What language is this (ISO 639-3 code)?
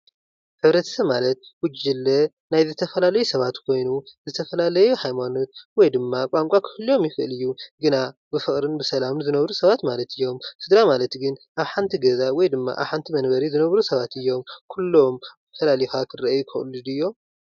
tir